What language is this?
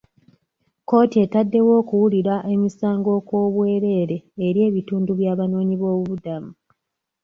Ganda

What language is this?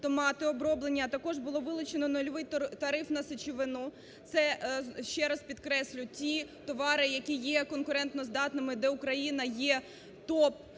Ukrainian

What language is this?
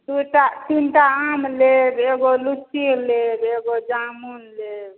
Maithili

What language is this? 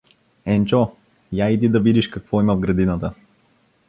Bulgarian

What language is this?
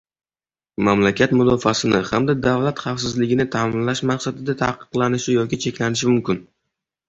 Uzbek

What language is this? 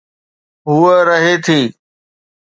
Sindhi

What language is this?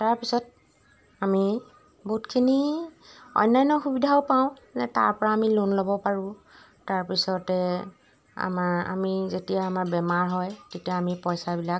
Assamese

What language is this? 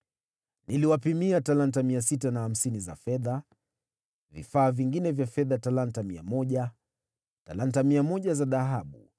Swahili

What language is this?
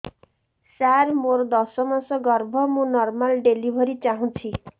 Odia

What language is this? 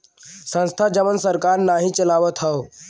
Bhojpuri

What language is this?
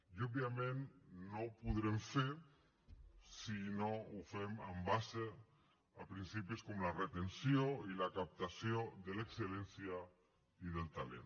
Catalan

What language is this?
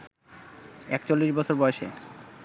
Bangla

